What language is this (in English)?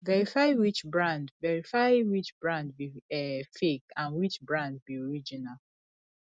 Nigerian Pidgin